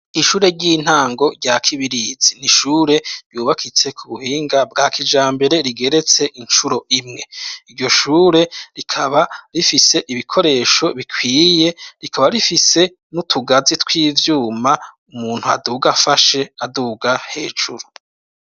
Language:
Rundi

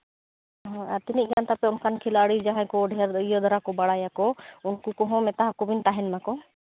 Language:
Santali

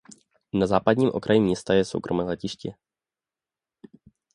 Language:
Czech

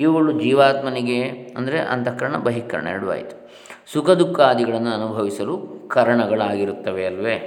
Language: Kannada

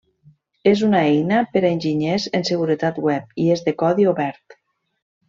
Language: Catalan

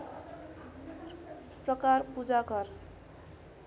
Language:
Nepali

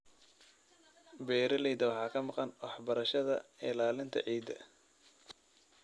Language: Somali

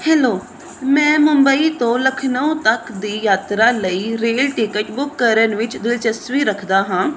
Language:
Punjabi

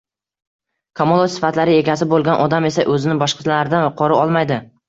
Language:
Uzbek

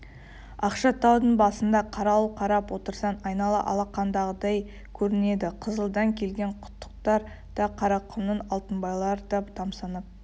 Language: Kazakh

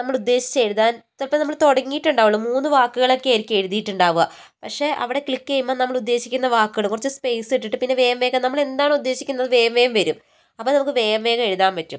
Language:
Malayalam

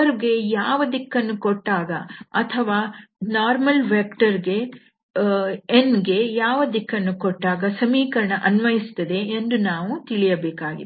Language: Kannada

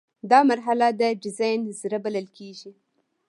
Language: Pashto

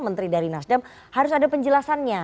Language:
Indonesian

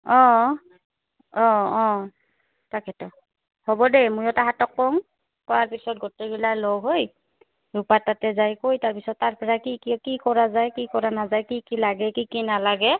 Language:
Assamese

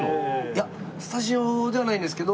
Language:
Japanese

